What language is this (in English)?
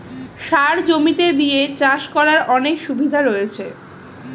Bangla